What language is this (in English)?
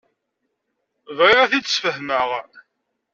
Kabyle